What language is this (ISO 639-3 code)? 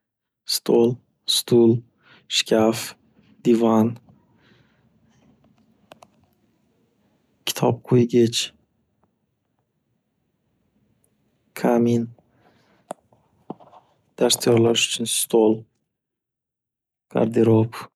uzb